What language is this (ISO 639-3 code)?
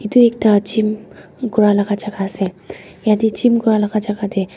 nag